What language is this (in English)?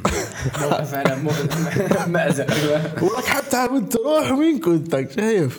Arabic